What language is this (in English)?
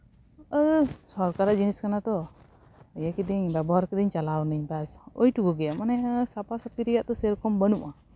Santali